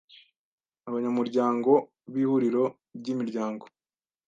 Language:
Kinyarwanda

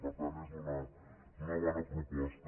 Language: Catalan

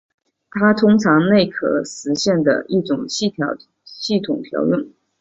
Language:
Chinese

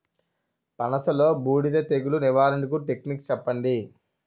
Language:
Telugu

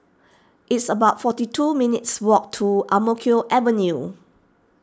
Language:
English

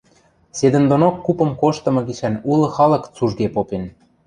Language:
Western Mari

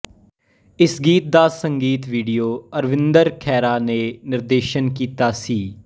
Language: Punjabi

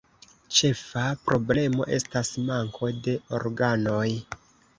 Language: Esperanto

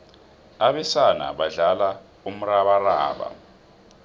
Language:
South Ndebele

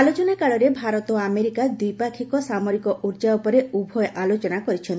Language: Odia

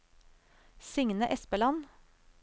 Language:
Norwegian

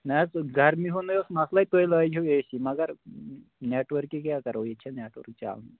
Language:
Kashmiri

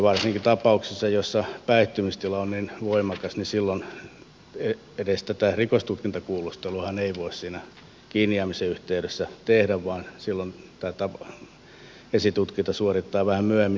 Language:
Finnish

